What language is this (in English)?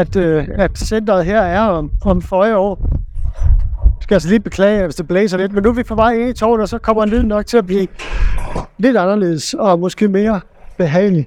Danish